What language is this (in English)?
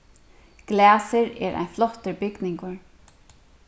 Faroese